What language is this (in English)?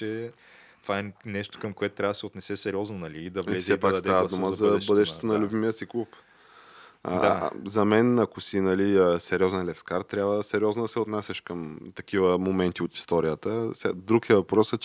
Bulgarian